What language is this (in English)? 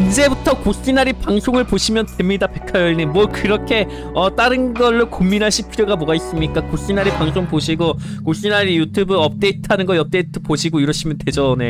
Korean